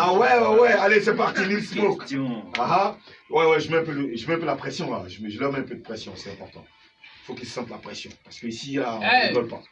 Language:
French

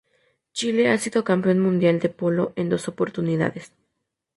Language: Spanish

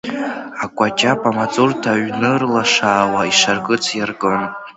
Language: Abkhazian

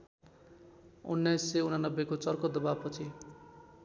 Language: Nepali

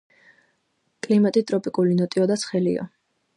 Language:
Georgian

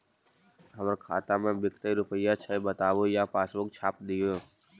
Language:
Magahi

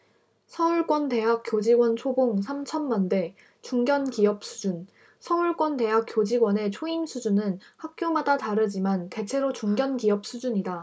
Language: Korean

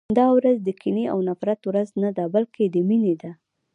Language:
Pashto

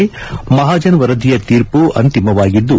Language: Kannada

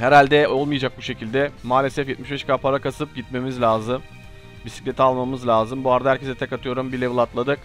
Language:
Turkish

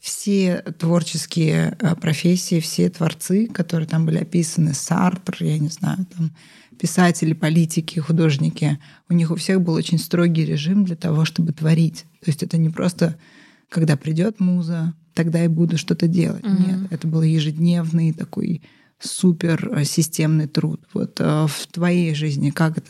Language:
Russian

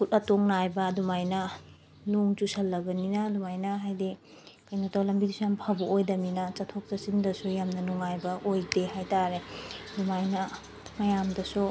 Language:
Manipuri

